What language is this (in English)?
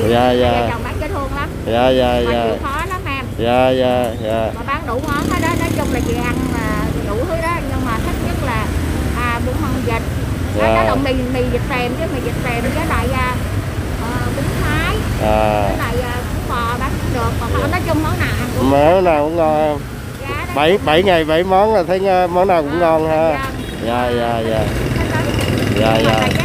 Vietnamese